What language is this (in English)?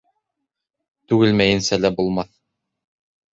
Bashkir